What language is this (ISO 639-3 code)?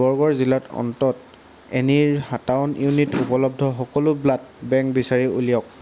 asm